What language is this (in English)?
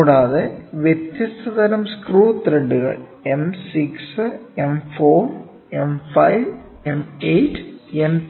Malayalam